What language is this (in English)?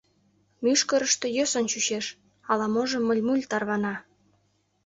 Mari